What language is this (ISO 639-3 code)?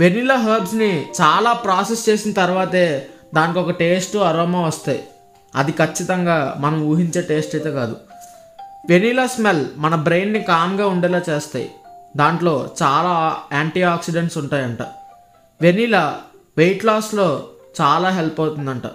tel